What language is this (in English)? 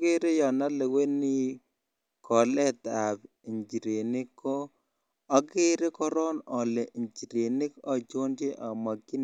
Kalenjin